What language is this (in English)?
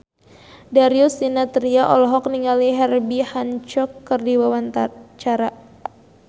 Sundanese